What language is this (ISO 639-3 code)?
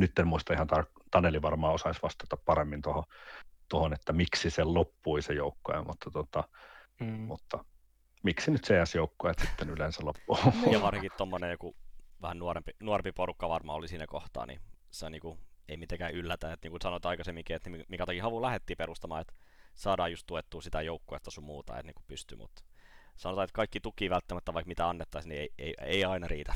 fin